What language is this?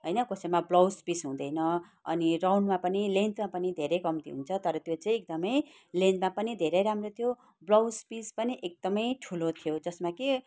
Nepali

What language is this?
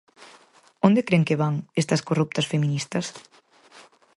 Galician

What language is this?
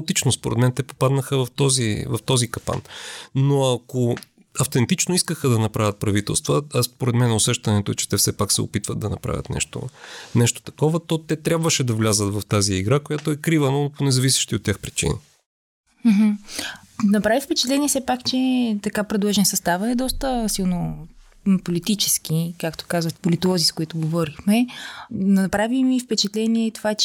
Bulgarian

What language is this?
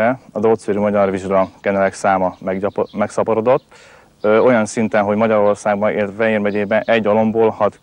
Hungarian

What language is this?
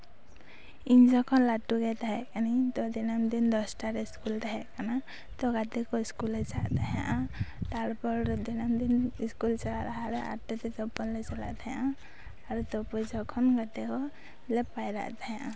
Santali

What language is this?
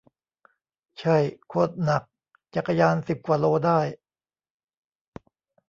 Thai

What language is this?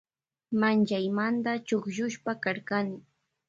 Loja Highland Quichua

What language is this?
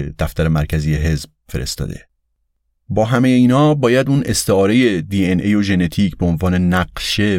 Persian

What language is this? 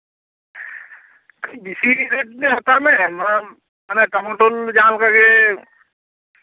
Santali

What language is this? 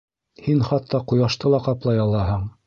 Bashkir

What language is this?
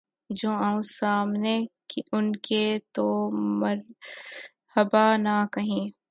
Urdu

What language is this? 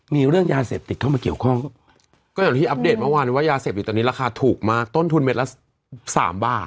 Thai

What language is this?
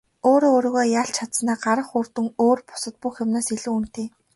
Mongolian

